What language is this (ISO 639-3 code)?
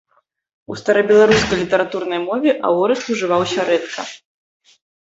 bel